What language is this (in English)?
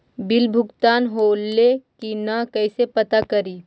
Magahi